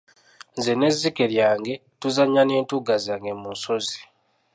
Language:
Ganda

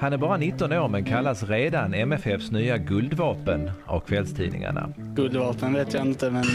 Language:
Swedish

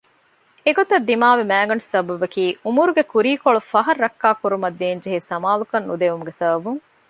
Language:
Divehi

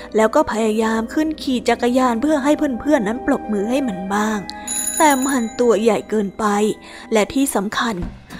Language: Thai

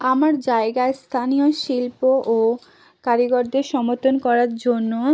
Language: Bangla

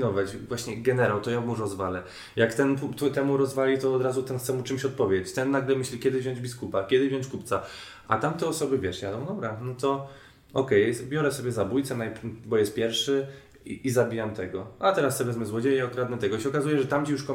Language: Polish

